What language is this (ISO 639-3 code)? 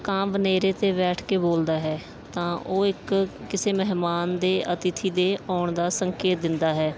pan